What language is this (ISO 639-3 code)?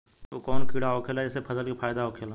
bho